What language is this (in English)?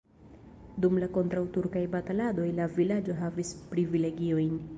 Esperanto